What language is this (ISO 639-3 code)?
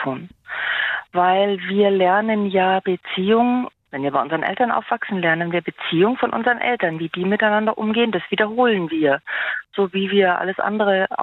deu